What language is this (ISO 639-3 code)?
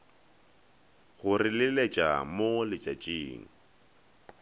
nso